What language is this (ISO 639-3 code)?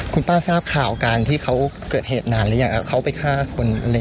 tha